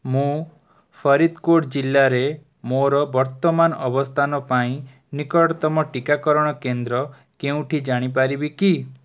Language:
Odia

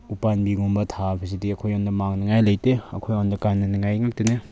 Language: Manipuri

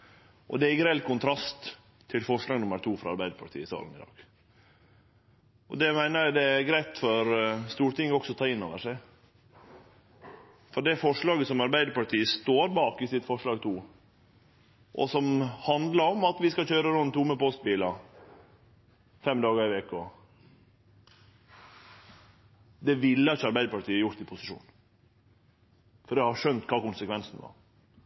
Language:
Norwegian Nynorsk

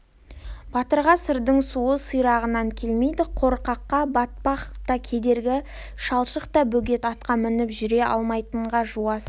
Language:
Kazakh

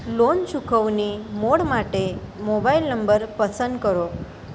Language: Gujarati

